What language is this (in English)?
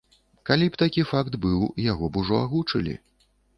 Belarusian